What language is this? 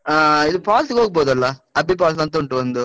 Kannada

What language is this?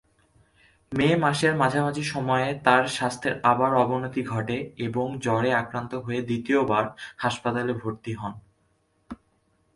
Bangla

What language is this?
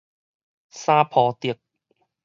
Min Nan Chinese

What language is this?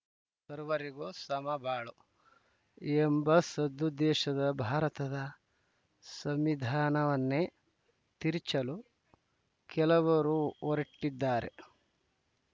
Kannada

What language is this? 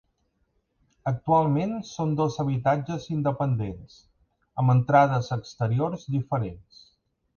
Catalan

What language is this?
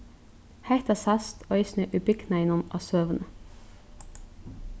Faroese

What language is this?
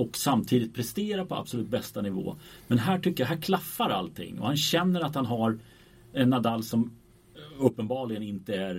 Swedish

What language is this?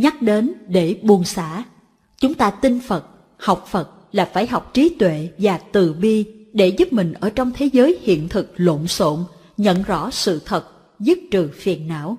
Vietnamese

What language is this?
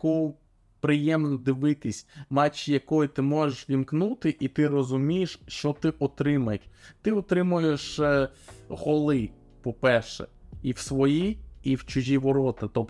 Ukrainian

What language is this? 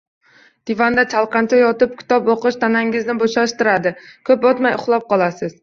Uzbek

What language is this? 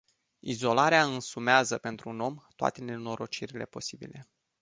Romanian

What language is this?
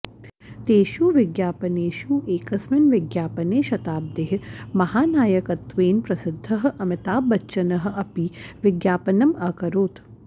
Sanskrit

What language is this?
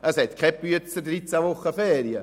Swiss German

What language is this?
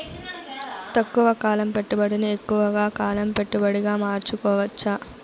Telugu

